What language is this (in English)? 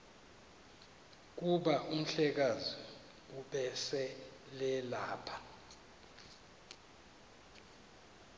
Xhosa